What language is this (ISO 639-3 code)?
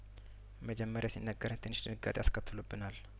amh